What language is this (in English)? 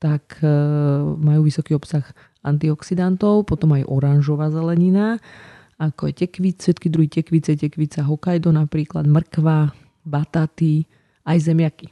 Slovak